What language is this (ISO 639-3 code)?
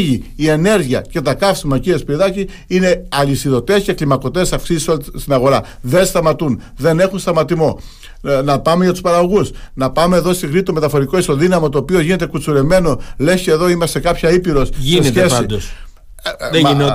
ell